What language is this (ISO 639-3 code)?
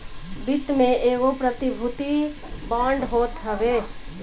bho